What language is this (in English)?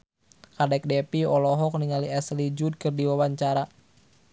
Sundanese